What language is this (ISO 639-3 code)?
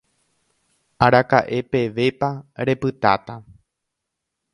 grn